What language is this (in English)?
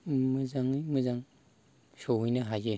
Bodo